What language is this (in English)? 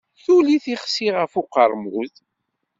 Kabyle